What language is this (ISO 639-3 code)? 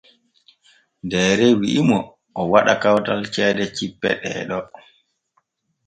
fue